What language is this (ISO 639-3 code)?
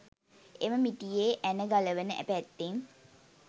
sin